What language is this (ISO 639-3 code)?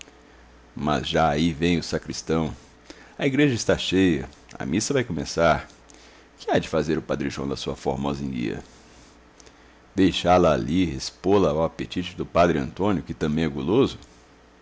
por